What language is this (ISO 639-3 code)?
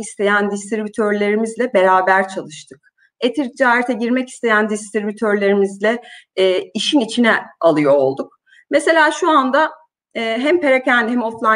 tur